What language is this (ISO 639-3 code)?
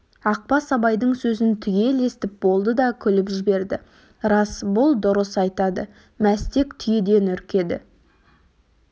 kaz